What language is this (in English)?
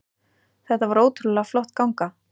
Icelandic